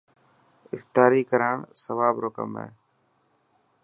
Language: Dhatki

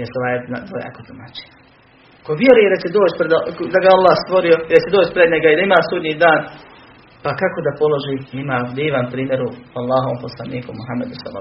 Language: Croatian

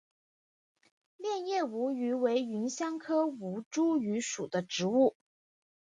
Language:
Chinese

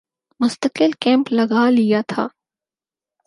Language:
Urdu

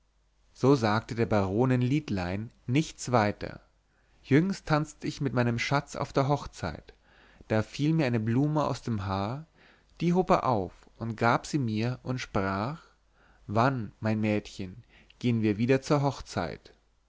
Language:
German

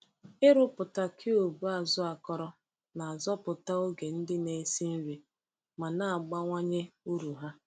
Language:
Igbo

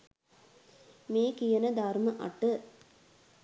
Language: Sinhala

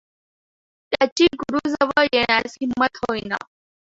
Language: Marathi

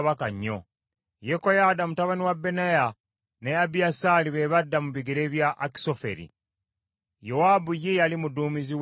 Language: Ganda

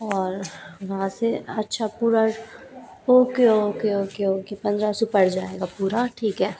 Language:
Hindi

